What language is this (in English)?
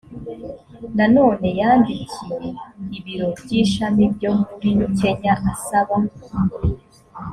Kinyarwanda